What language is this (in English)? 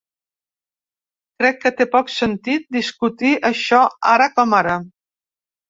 Catalan